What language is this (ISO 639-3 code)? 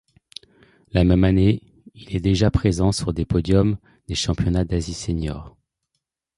fra